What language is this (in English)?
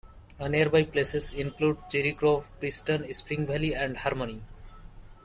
English